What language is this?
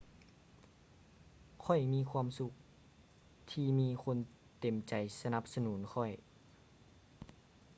Lao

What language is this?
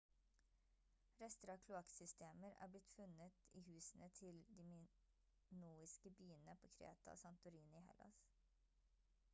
Norwegian Bokmål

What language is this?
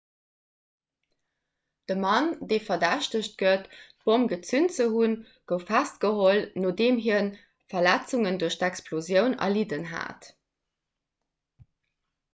Luxembourgish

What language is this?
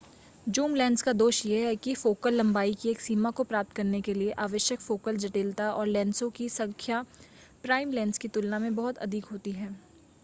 Hindi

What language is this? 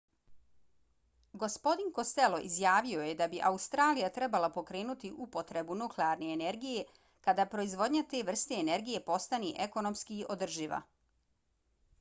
Bosnian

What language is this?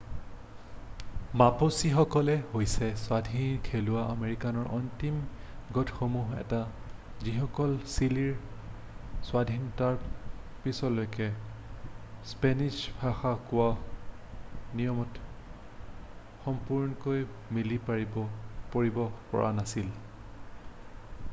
Assamese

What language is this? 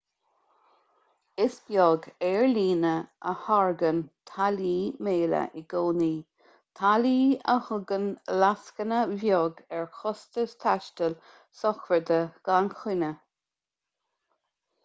Irish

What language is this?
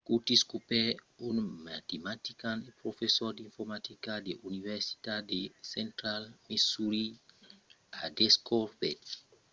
Occitan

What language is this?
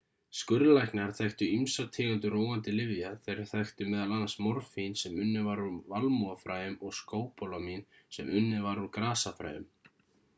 Icelandic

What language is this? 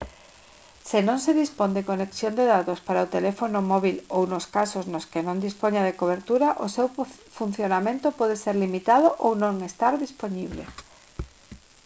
Galician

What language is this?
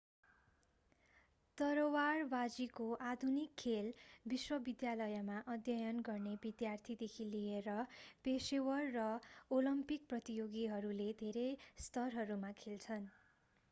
Nepali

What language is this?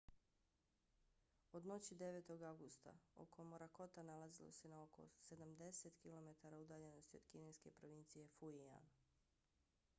Bosnian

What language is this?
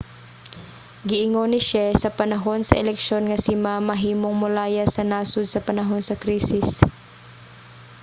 Cebuano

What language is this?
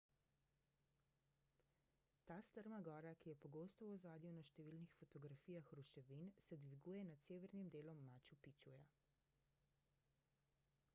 Slovenian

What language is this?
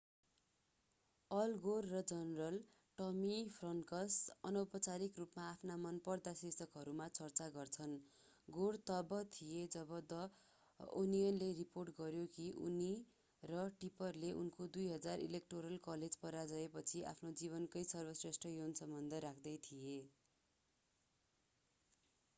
Nepali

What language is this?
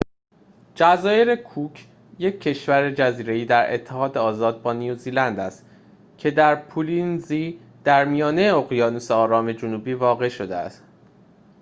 Persian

